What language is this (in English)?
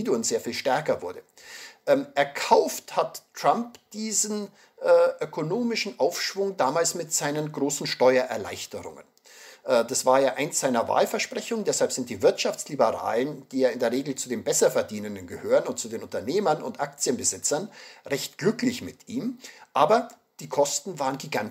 German